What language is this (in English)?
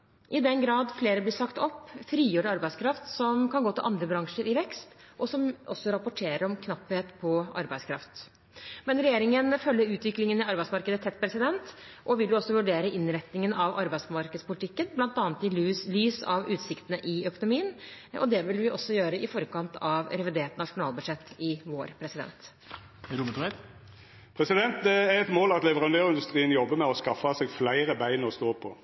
Norwegian